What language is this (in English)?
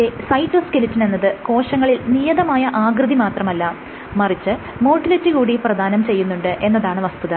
Malayalam